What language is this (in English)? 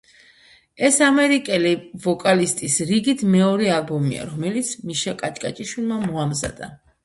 Georgian